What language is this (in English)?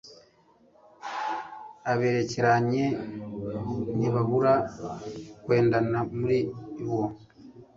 Kinyarwanda